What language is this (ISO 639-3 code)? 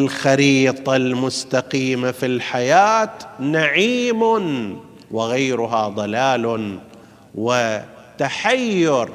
ara